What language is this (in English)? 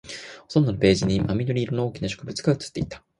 Japanese